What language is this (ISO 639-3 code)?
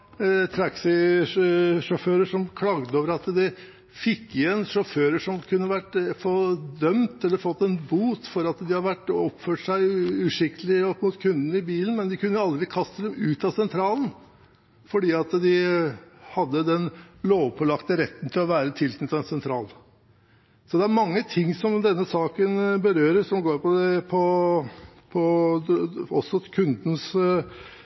nob